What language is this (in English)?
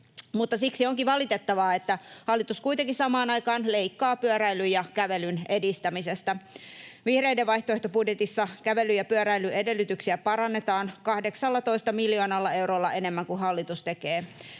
Finnish